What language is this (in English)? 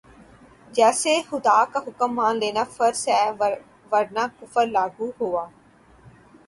Urdu